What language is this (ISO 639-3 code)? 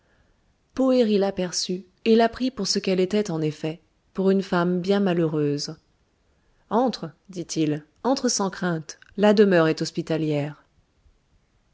fra